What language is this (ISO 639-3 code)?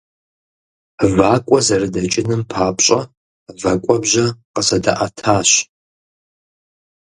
kbd